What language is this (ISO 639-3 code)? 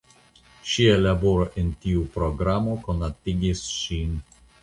epo